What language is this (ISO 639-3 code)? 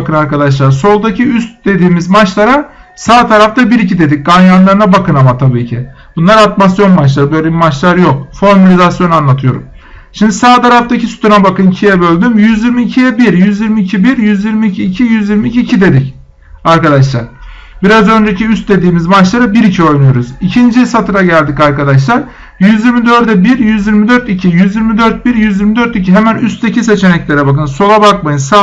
tur